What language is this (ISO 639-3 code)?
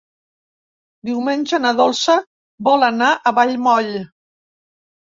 cat